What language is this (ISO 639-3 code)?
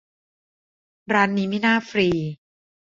tha